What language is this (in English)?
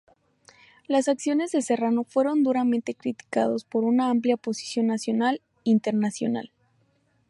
Spanish